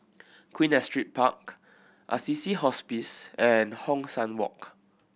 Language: English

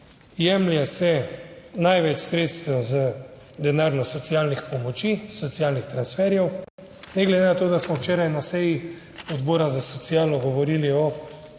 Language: Slovenian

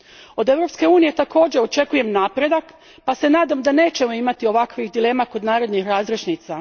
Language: Croatian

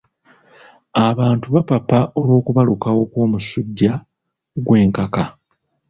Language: Ganda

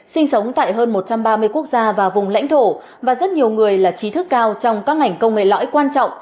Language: Vietnamese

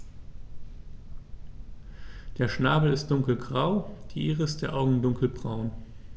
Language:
German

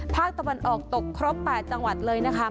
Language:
Thai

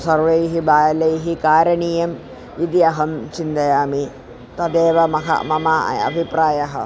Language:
Sanskrit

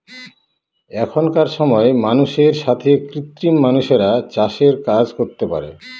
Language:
Bangla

